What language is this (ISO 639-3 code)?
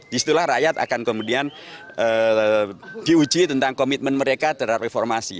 ind